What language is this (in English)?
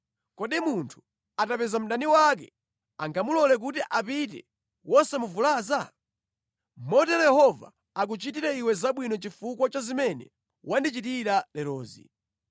Nyanja